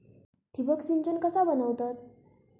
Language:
Marathi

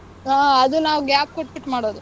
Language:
Kannada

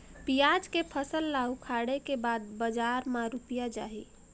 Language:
Chhattisgarhi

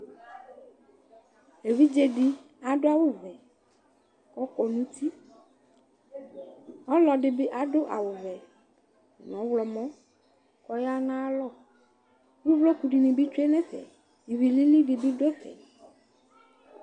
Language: Ikposo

